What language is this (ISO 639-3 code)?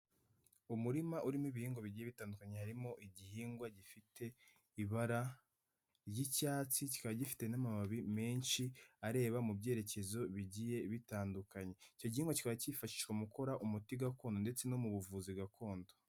kin